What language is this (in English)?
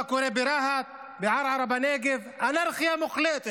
Hebrew